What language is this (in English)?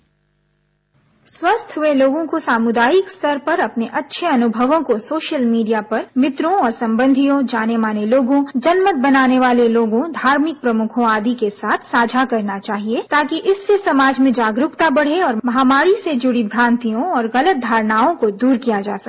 Hindi